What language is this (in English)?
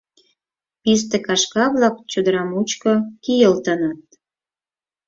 Mari